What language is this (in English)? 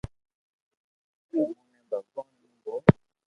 Loarki